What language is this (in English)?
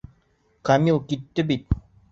Bashkir